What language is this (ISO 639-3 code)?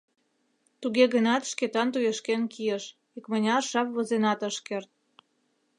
chm